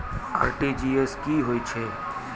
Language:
Maithili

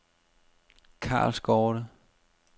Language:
Danish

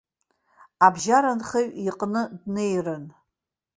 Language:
Abkhazian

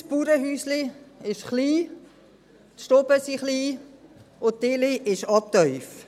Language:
Swiss German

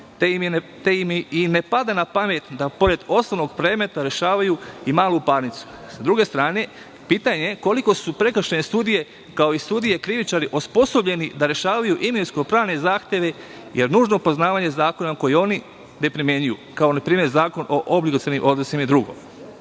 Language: Serbian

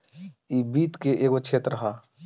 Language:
Bhojpuri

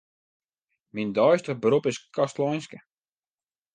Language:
Western Frisian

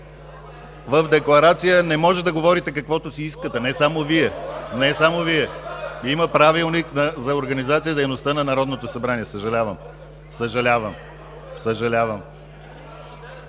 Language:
Bulgarian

